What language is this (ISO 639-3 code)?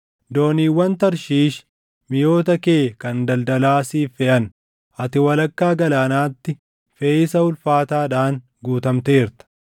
orm